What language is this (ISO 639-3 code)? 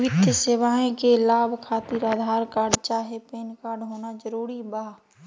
mag